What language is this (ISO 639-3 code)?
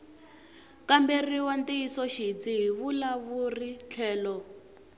tso